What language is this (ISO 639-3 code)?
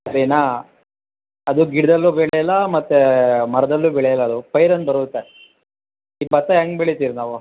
kan